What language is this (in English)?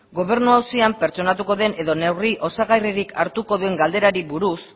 Basque